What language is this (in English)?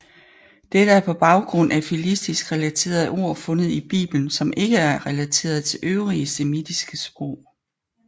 Danish